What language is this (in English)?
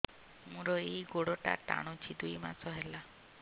Odia